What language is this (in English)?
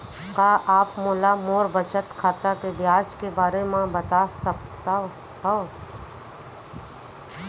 Chhattisgarhi